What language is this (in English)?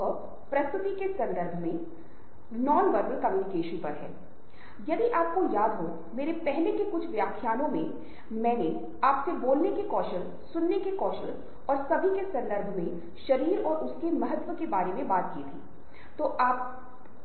Hindi